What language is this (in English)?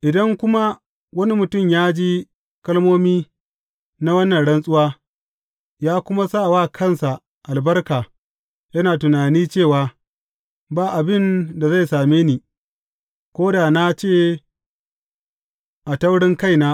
Hausa